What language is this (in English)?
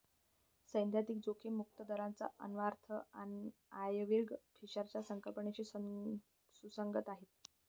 Marathi